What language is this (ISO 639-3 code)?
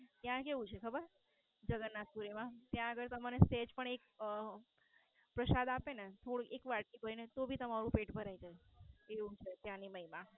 guj